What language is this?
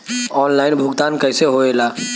Bhojpuri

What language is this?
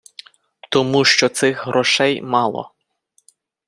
Ukrainian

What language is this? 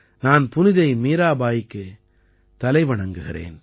Tamil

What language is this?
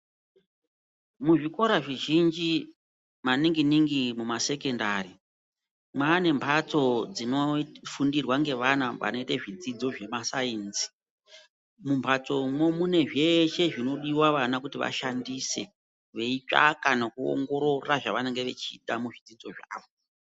Ndau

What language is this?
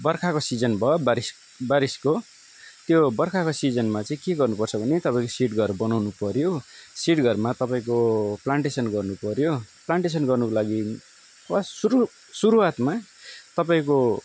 Nepali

